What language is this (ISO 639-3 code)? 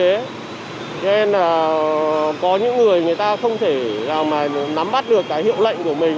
vie